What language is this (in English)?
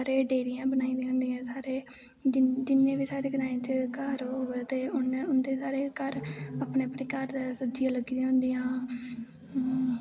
Dogri